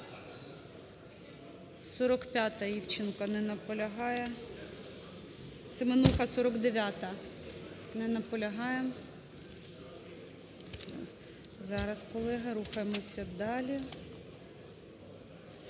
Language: Ukrainian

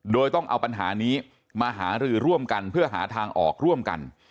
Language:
Thai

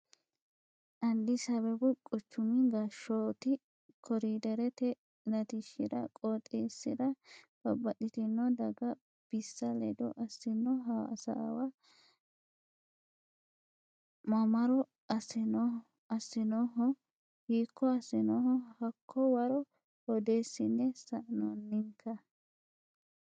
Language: Sidamo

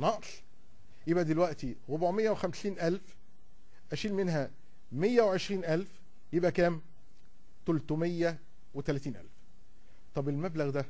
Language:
Arabic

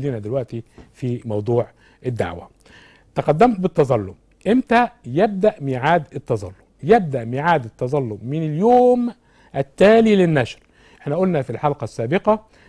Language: Arabic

